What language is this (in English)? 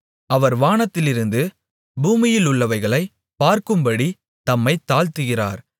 Tamil